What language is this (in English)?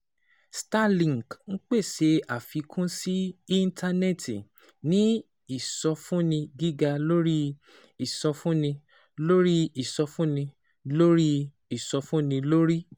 Yoruba